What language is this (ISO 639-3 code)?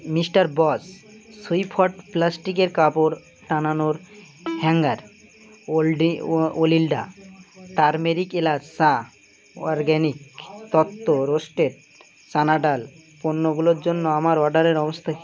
ben